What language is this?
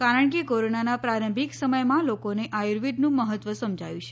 Gujarati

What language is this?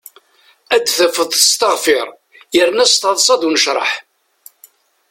Kabyle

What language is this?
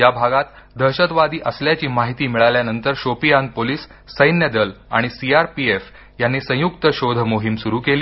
Marathi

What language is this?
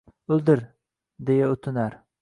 Uzbek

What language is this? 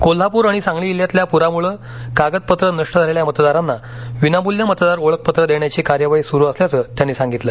Marathi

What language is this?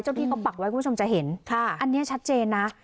Thai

